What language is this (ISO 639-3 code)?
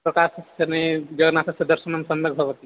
san